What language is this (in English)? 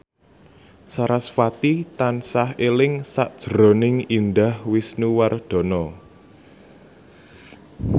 Javanese